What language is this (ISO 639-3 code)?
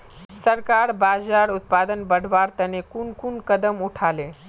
mag